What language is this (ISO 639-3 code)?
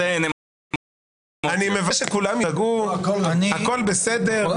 heb